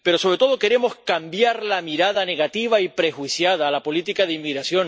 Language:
Spanish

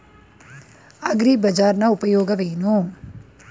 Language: Kannada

